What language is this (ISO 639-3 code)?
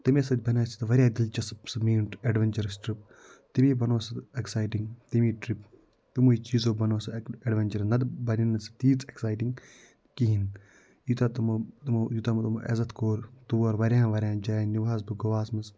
kas